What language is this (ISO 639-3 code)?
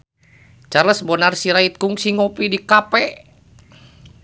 sun